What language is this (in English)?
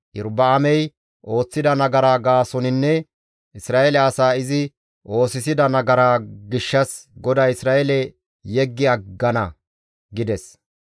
Gamo